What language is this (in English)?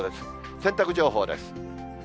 Japanese